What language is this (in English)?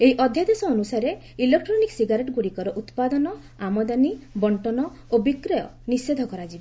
Odia